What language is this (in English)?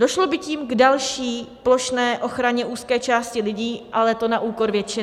Czech